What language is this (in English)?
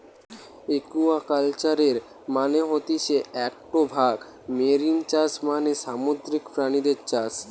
Bangla